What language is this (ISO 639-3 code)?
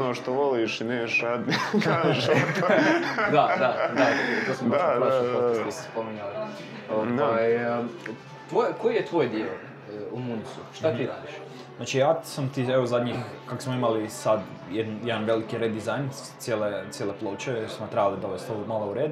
hrv